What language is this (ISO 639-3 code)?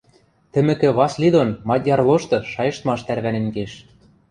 mrj